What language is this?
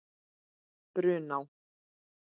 Icelandic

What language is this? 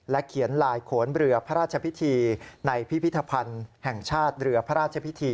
Thai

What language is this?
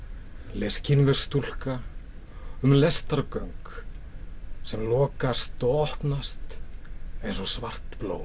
Icelandic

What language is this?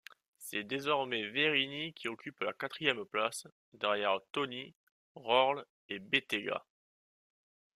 French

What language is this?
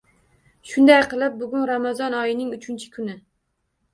Uzbek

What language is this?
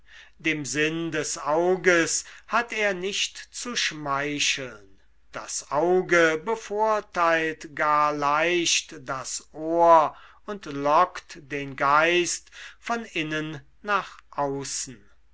German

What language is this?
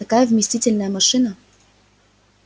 Russian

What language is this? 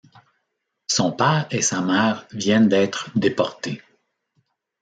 French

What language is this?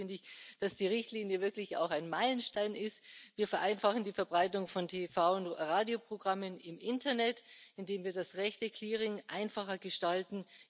German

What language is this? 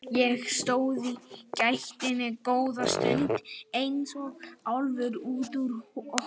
Icelandic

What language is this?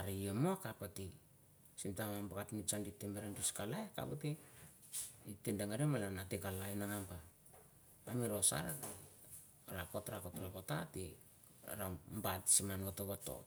Mandara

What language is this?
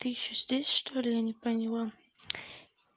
Russian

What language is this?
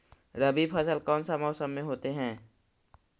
Magahi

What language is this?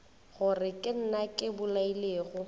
Northern Sotho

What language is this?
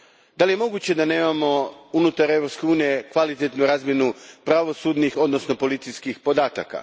Croatian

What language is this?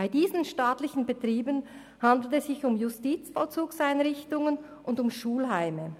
Swiss German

